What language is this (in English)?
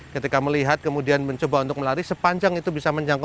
Indonesian